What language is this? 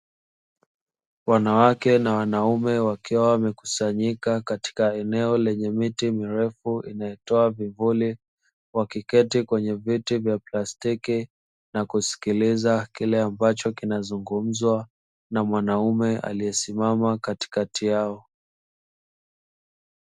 Swahili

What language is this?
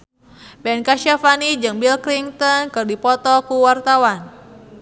Sundanese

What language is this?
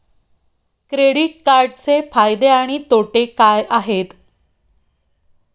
Marathi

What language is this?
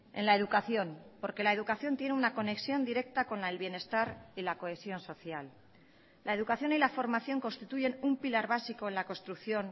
Spanish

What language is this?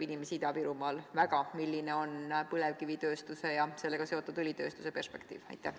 Estonian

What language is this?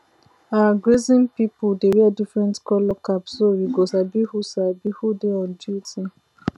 Nigerian Pidgin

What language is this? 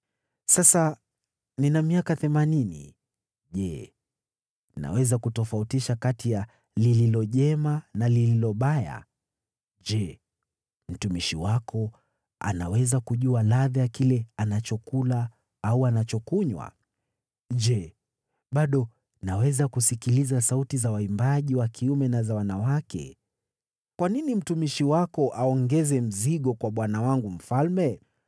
Swahili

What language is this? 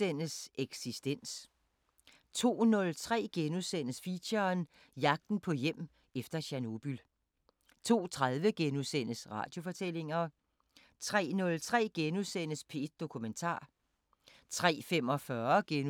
Danish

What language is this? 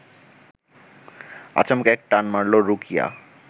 Bangla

